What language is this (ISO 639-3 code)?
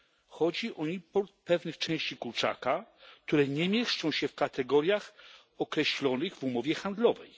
pol